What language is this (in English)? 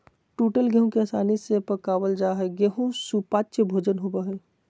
Magahi